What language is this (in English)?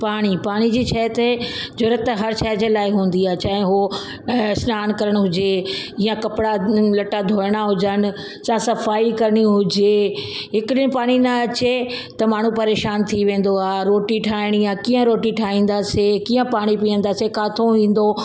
Sindhi